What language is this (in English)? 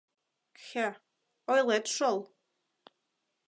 Mari